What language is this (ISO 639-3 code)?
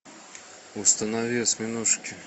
rus